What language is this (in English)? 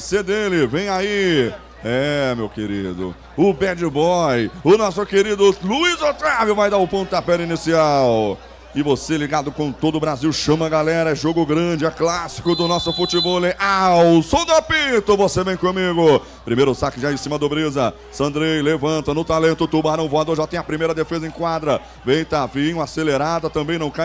Portuguese